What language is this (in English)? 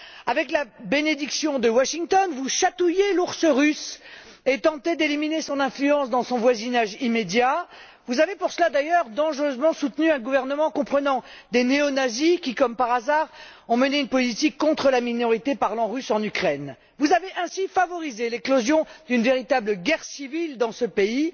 French